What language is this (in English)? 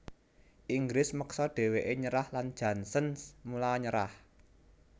Javanese